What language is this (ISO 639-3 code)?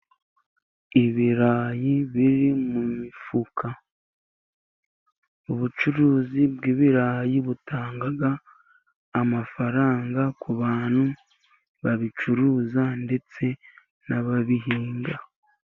kin